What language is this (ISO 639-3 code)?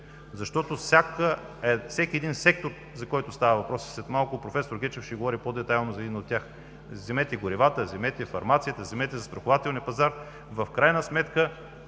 bul